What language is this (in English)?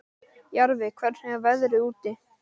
Icelandic